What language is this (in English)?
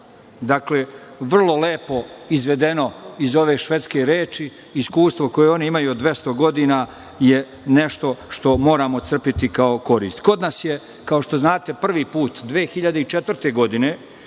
Serbian